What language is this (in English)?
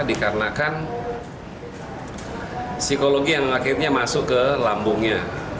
Indonesian